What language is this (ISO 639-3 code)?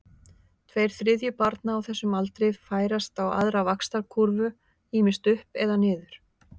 isl